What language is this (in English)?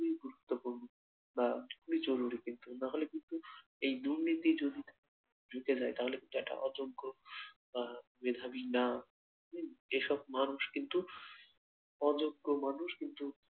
Bangla